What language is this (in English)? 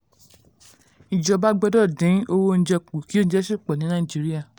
Yoruba